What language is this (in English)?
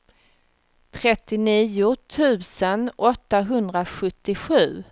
Swedish